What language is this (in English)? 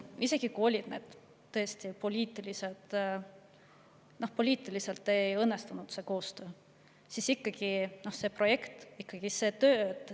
Estonian